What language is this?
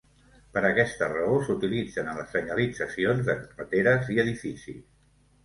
Catalan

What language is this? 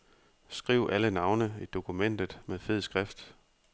Danish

